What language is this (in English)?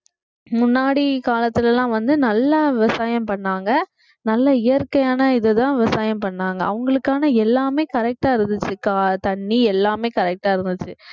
Tamil